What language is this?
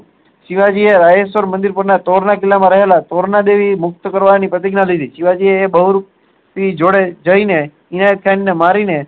Gujarati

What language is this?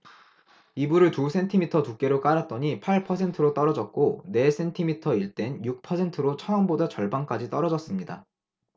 Korean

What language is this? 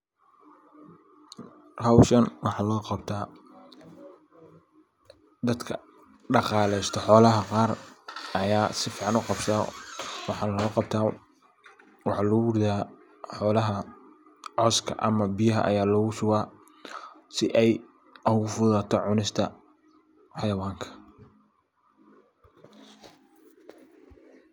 Somali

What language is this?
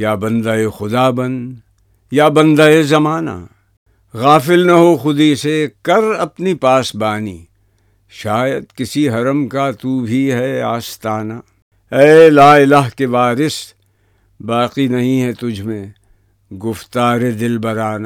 Urdu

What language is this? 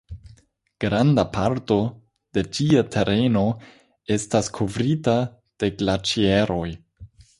Esperanto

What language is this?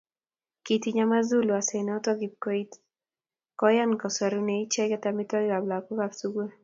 Kalenjin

